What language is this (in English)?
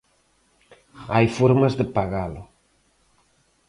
Galician